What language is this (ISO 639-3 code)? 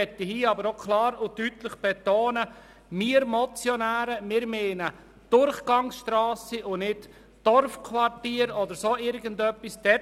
gsw